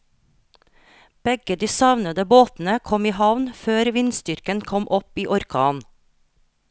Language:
Norwegian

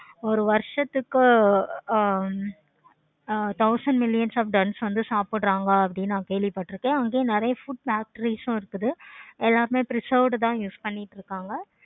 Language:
Tamil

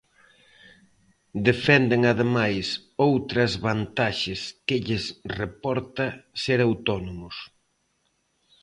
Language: Galician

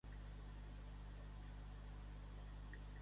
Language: Catalan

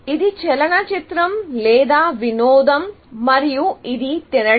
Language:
Telugu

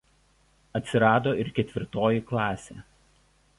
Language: Lithuanian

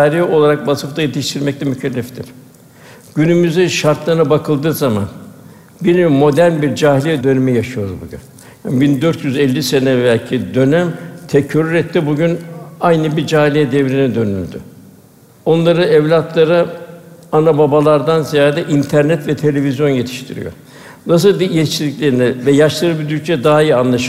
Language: Turkish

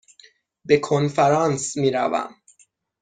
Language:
Persian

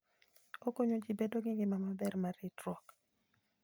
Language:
Luo (Kenya and Tanzania)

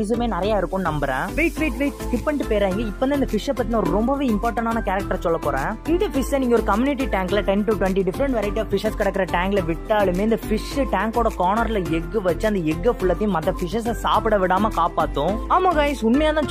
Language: Arabic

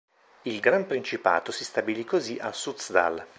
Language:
Italian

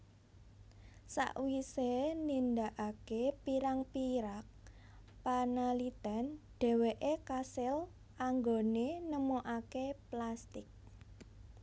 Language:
Javanese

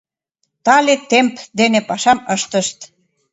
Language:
Mari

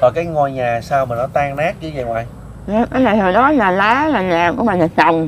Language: Vietnamese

